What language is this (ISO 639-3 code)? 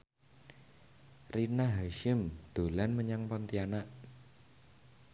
jav